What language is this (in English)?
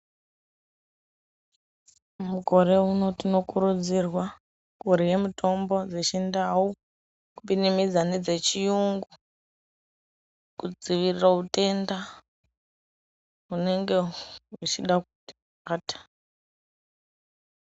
Ndau